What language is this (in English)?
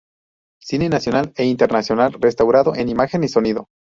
Spanish